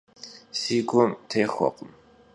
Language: Kabardian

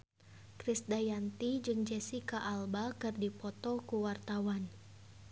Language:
Sundanese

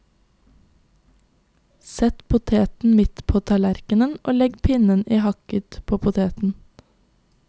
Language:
Norwegian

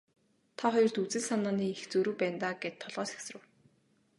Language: Mongolian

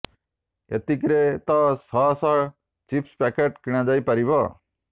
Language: Odia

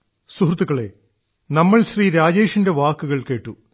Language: Malayalam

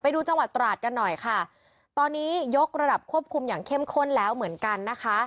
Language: Thai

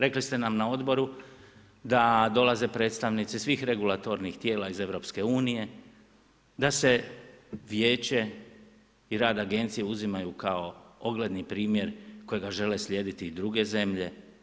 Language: Croatian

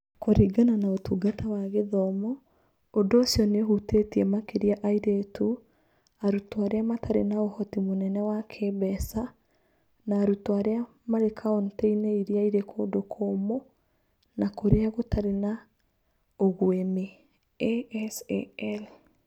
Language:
Kikuyu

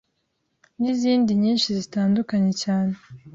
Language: Kinyarwanda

